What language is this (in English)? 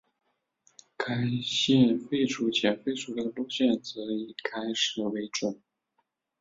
Chinese